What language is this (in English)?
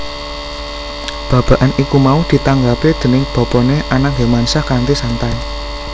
Javanese